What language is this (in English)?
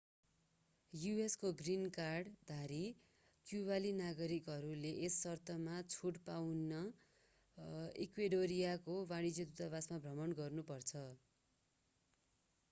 Nepali